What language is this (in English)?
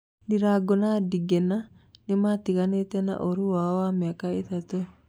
Kikuyu